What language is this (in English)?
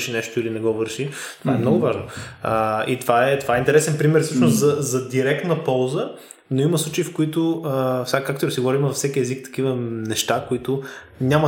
Bulgarian